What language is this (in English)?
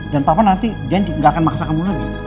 Indonesian